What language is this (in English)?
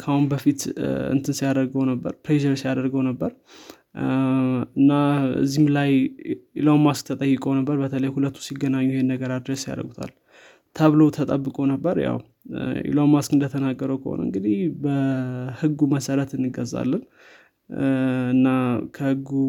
Amharic